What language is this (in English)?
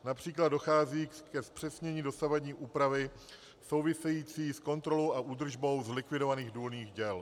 Czech